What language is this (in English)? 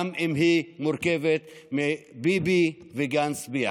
Hebrew